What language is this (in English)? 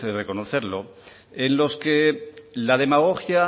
Spanish